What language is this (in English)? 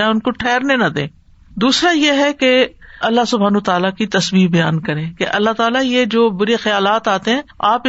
Urdu